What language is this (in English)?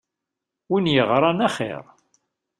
Kabyle